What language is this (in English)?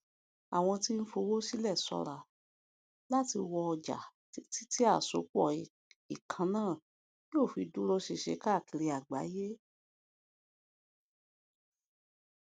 Yoruba